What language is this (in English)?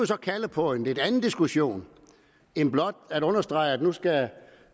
Danish